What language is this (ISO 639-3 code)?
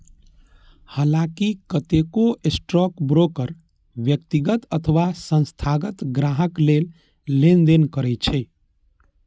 mai